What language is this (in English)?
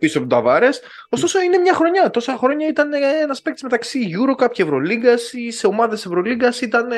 Greek